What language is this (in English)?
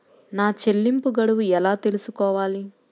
Telugu